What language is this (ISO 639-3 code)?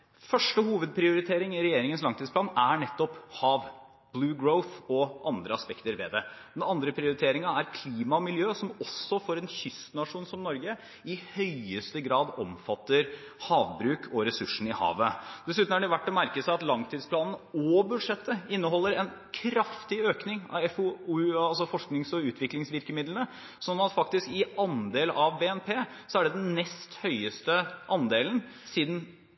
nob